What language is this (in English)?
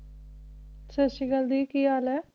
Punjabi